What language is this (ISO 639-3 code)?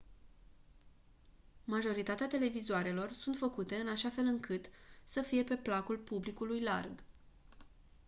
ron